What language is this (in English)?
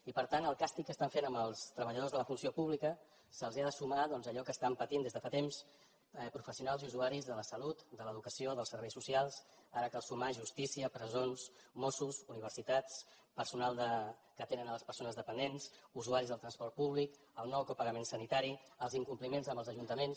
Catalan